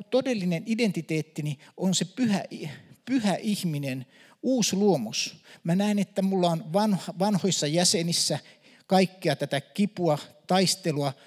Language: Finnish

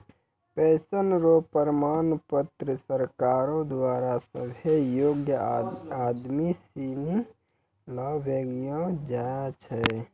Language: Maithili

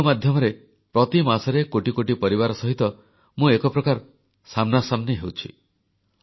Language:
Odia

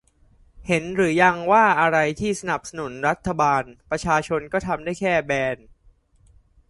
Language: Thai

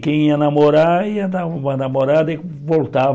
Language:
Portuguese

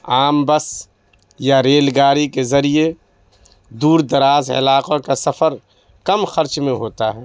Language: Urdu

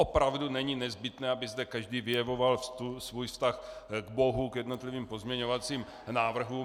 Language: Czech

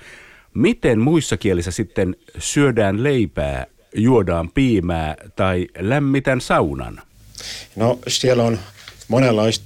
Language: Finnish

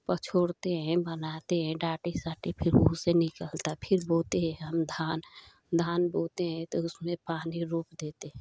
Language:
Hindi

